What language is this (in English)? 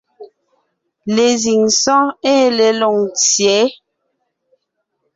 Ngiemboon